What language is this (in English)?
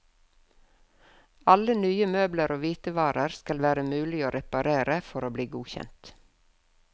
Norwegian